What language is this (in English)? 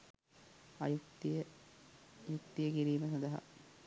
Sinhala